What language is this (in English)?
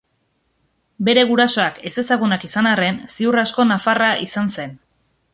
Basque